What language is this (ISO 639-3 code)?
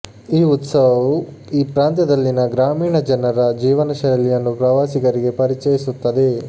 kan